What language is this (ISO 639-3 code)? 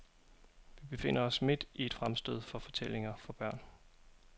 dan